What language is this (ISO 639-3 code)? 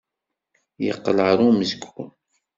kab